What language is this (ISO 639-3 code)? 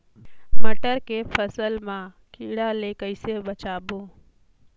hne